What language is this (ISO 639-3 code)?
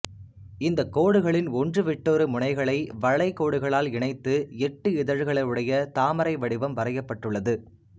tam